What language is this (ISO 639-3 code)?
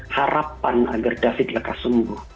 ind